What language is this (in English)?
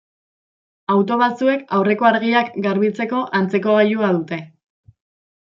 Basque